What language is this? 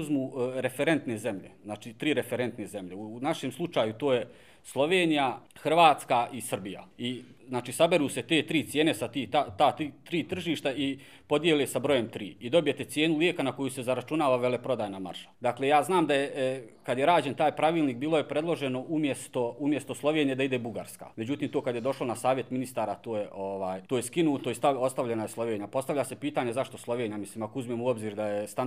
Croatian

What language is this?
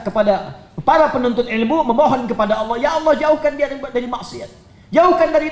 Indonesian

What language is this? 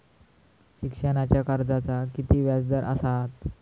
Marathi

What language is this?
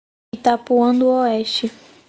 Portuguese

